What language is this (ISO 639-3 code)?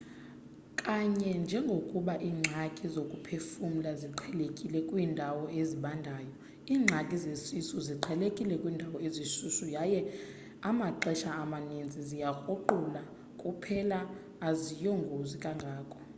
xho